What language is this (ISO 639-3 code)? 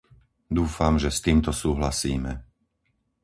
slk